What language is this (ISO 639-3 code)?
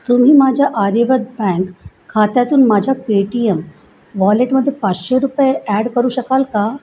mar